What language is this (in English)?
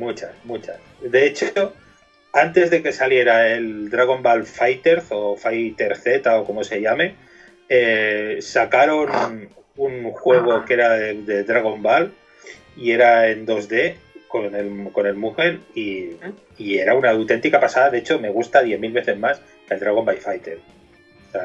Spanish